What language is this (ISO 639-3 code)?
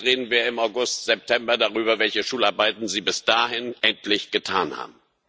deu